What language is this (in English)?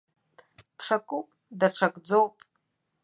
Abkhazian